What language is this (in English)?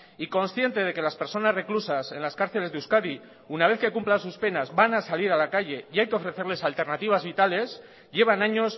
Spanish